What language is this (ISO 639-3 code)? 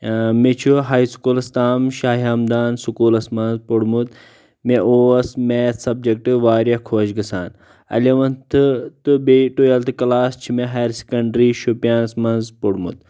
kas